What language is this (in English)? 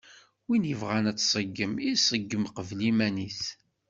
Kabyle